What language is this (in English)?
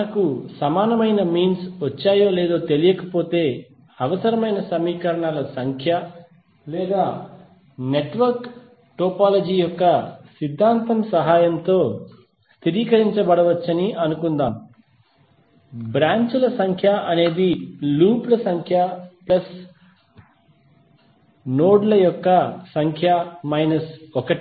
Telugu